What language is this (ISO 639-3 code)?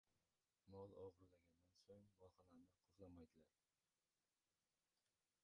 uzb